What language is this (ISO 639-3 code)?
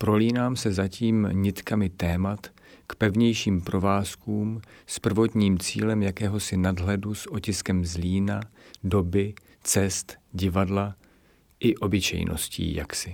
ces